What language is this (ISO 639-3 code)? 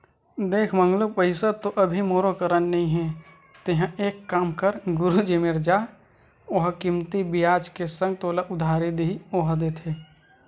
hne